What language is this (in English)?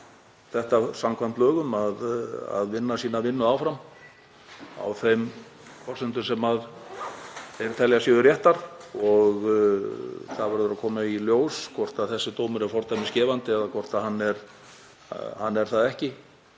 Icelandic